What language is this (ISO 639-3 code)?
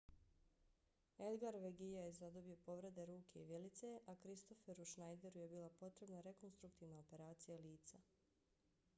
bos